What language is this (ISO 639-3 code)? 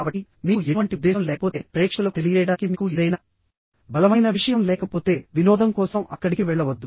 tel